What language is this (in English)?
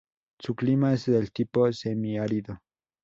Spanish